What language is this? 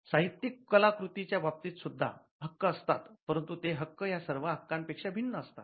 Marathi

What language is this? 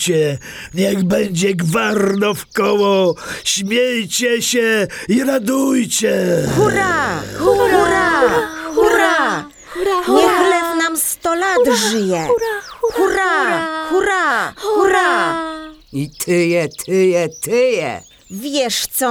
Polish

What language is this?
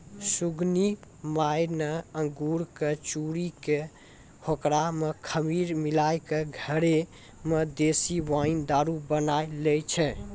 Maithili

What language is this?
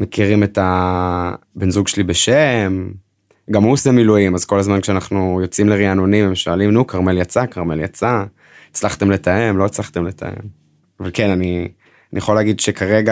Hebrew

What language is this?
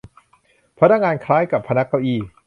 Thai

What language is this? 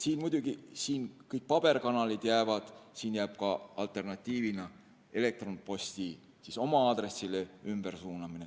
Estonian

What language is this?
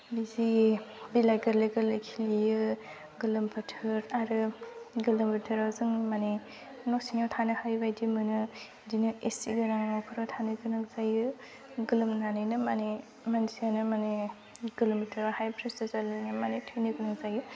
Bodo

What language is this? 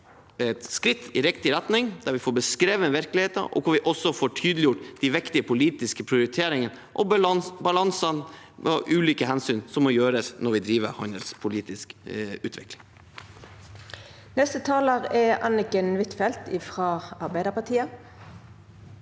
Norwegian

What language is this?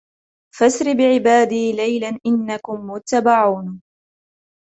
Arabic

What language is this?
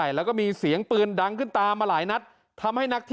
Thai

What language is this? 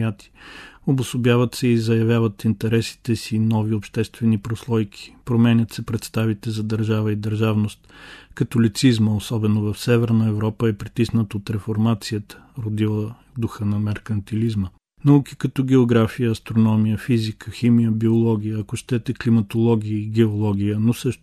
Bulgarian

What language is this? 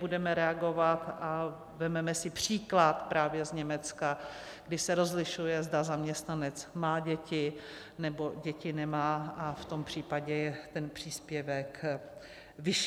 Czech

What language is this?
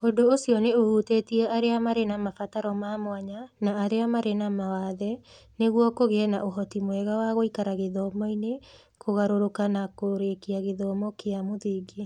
Kikuyu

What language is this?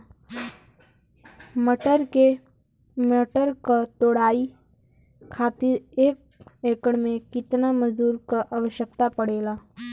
Bhojpuri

